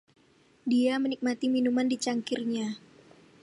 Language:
Indonesian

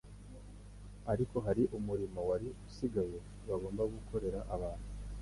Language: Kinyarwanda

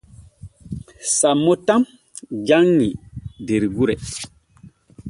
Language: Borgu Fulfulde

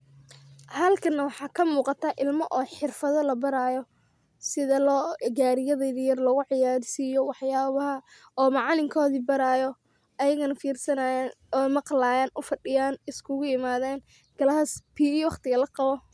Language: Somali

